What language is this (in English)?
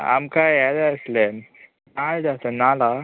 Konkani